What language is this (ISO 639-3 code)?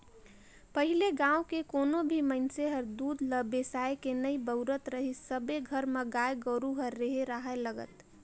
hne